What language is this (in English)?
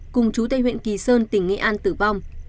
Vietnamese